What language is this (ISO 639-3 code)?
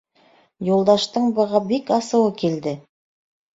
bak